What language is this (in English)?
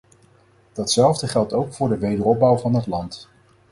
Dutch